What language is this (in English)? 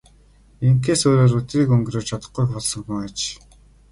Mongolian